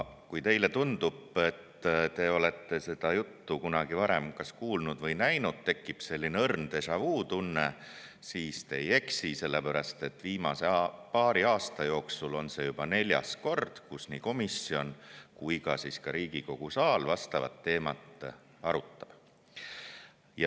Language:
Estonian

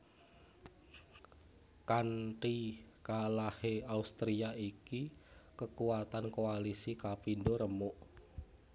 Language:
Javanese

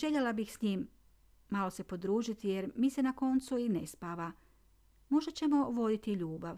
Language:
Croatian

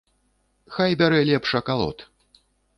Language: Belarusian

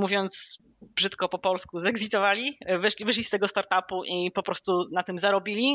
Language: Polish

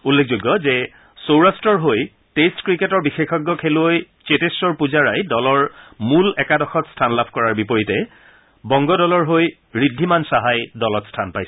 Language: Assamese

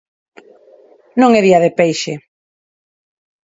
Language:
Galician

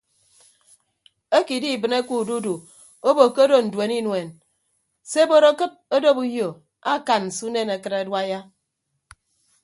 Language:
Ibibio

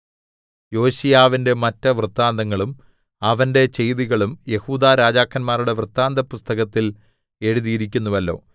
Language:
Malayalam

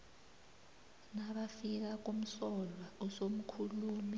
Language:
South Ndebele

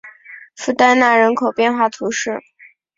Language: Chinese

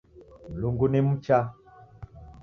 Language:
Taita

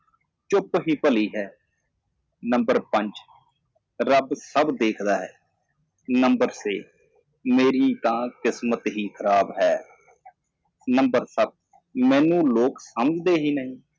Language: Punjabi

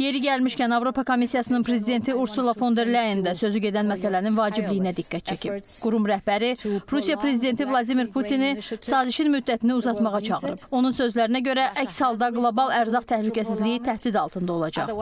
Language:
Turkish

